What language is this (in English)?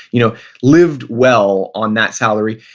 English